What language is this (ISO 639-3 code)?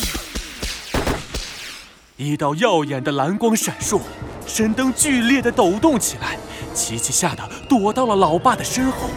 zho